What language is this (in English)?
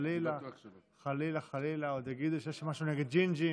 Hebrew